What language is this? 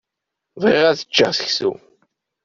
Kabyle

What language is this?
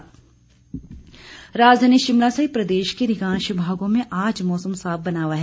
Hindi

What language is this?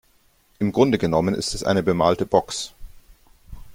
German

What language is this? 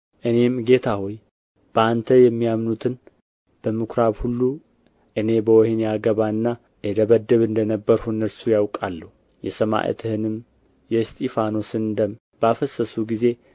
Amharic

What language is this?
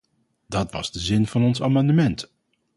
Dutch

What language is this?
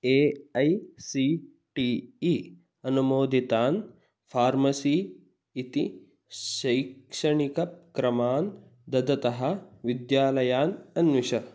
Sanskrit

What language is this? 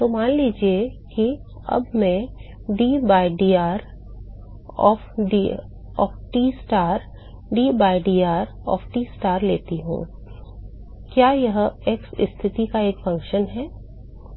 Hindi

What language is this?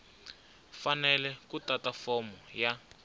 Tsonga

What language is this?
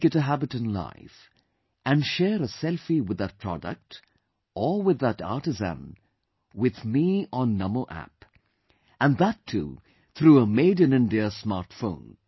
English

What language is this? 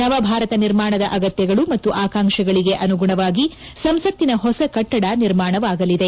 Kannada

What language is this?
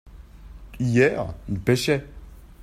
French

